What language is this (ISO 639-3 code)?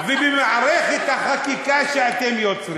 heb